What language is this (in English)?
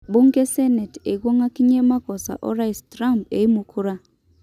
Masai